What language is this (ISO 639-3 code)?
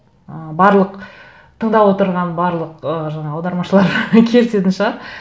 kaz